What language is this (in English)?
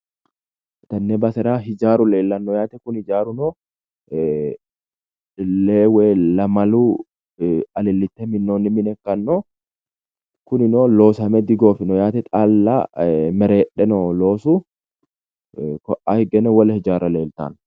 Sidamo